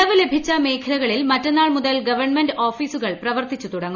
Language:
Malayalam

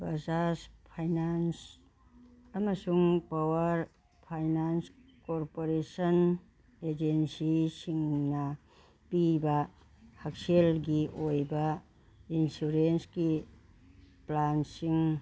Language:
Manipuri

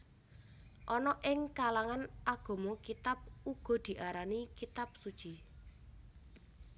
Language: Javanese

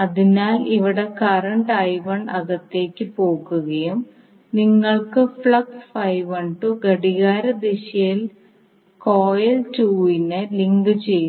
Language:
Malayalam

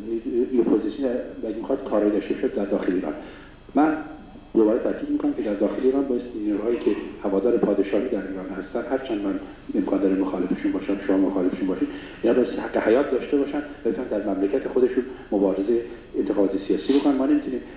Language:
Persian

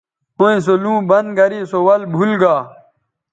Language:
Bateri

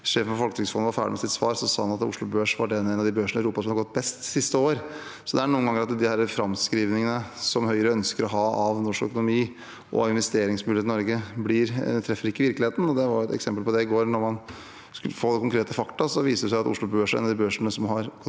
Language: Norwegian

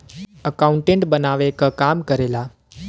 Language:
Bhojpuri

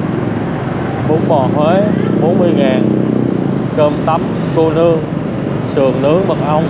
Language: Vietnamese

